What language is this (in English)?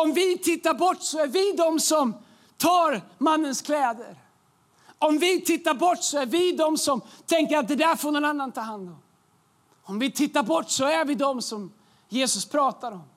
Swedish